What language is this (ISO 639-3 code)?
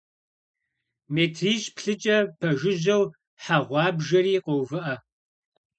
kbd